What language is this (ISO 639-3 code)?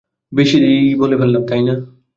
ben